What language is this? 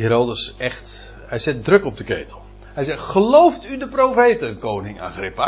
Dutch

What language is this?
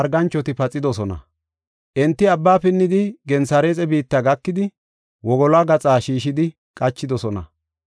Gofa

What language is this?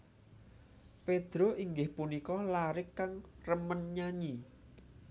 Javanese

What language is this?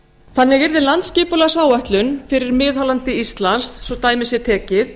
Icelandic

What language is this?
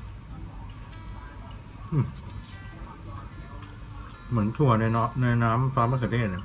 Thai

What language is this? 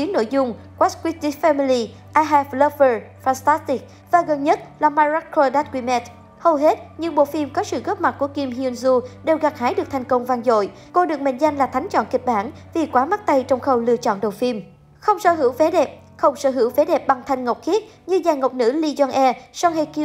Vietnamese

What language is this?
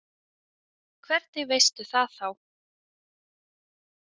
Icelandic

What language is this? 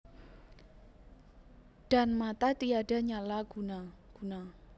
Javanese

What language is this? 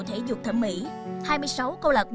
Vietnamese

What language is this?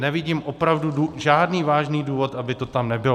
Czech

